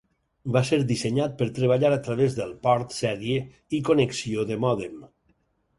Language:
Catalan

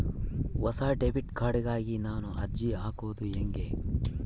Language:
Kannada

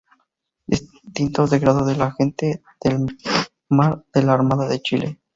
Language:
Spanish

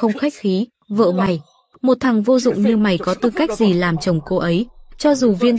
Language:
Vietnamese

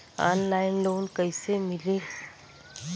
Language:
Bhojpuri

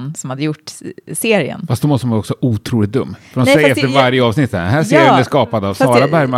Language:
Swedish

